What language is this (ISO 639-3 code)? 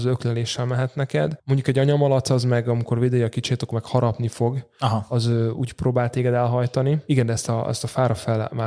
hun